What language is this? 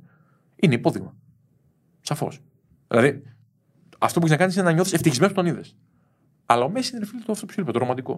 Greek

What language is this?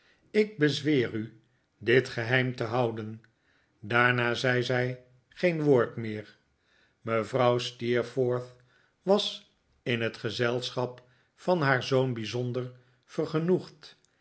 Dutch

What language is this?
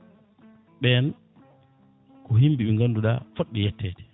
Fula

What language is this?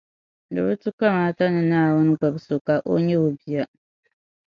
Dagbani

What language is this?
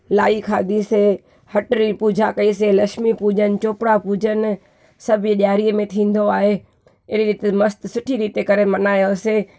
Sindhi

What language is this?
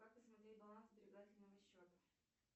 Russian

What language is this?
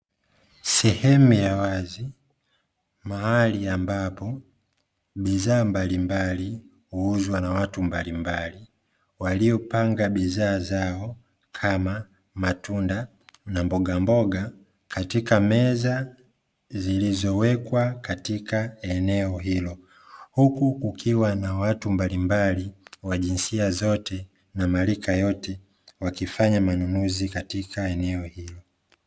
Swahili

